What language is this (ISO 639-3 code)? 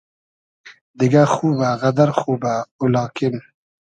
haz